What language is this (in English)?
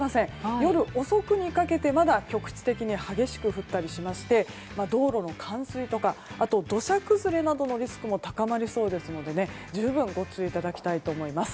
Japanese